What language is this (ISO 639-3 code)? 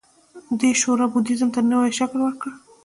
pus